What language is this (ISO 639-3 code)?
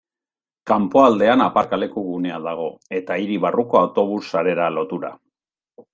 eus